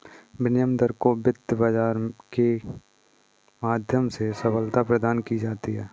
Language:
Hindi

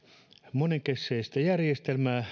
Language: Finnish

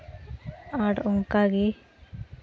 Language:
Santali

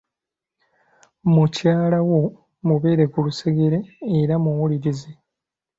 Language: Ganda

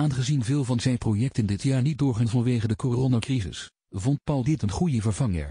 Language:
Dutch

